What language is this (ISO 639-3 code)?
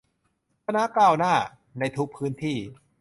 tha